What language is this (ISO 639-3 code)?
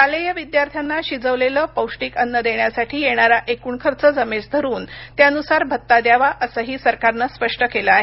mar